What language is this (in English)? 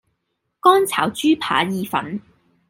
Cantonese